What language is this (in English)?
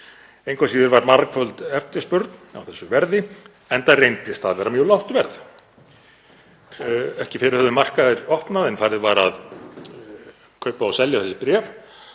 Icelandic